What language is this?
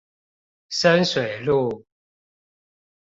Chinese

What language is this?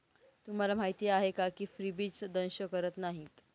Marathi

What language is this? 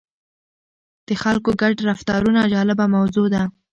Pashto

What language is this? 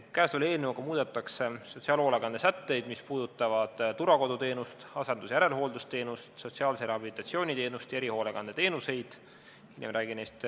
Estonian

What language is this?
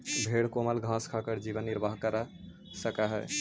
Magahi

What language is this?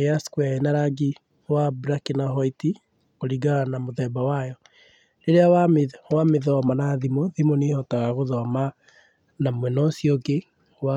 Kikuyu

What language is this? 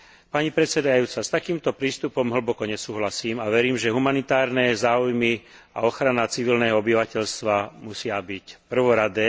Slovak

